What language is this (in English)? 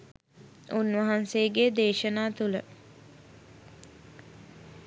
Sinhala